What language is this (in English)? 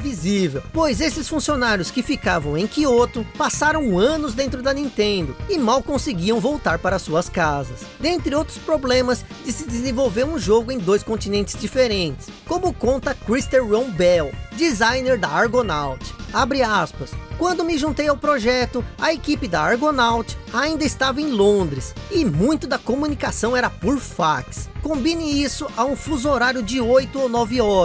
Portuguese